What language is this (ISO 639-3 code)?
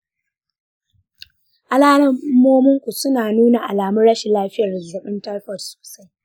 hau